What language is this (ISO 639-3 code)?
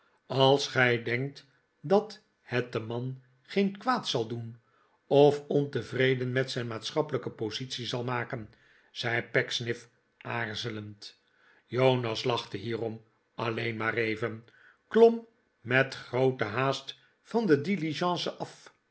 nld